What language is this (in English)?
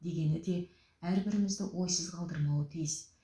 Kazakh